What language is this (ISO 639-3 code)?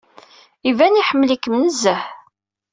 kab